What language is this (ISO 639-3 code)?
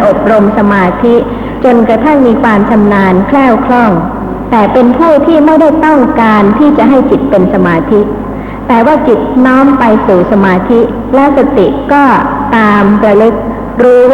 tha